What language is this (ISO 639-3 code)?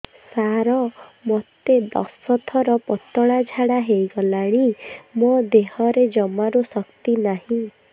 ori